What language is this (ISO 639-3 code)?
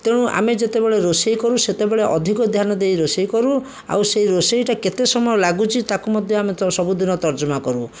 ori